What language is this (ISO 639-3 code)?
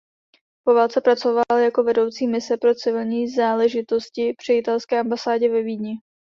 ces